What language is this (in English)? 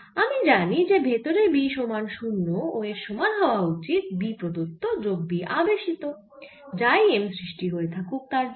Bangla